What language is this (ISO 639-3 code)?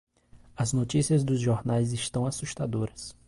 por